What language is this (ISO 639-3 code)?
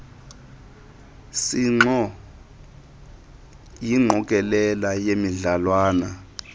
xho